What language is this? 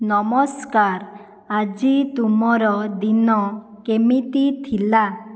Odia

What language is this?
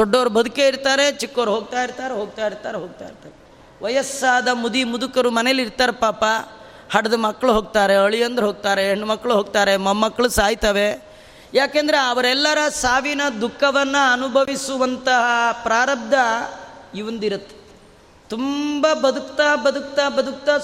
Kannada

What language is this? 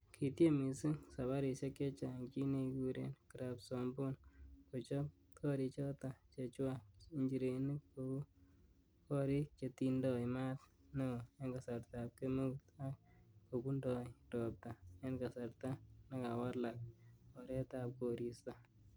Kalenjin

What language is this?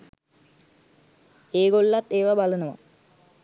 Sinhala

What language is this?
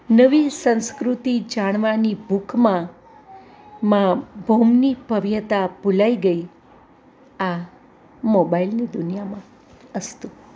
Gujarati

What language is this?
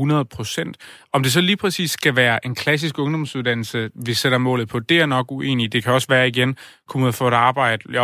Danish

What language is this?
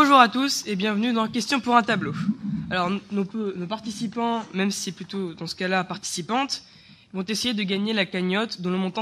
French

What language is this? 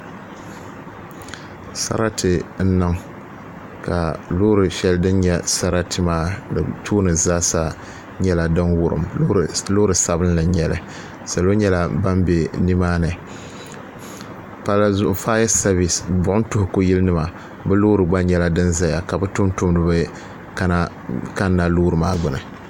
Dagbani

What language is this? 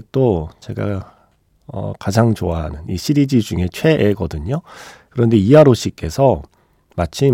Korean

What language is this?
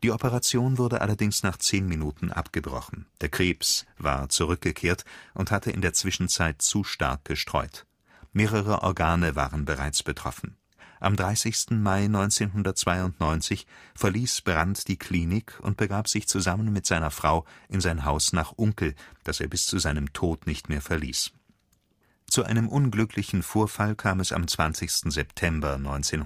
German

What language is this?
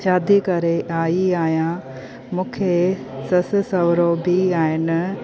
Sindhi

